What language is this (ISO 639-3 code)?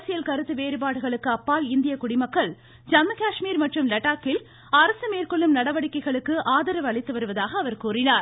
tam